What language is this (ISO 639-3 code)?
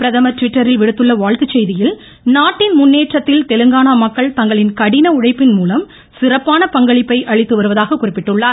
tam